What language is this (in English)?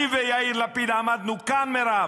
Hebrew